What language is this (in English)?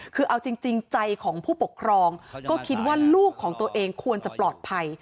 Thai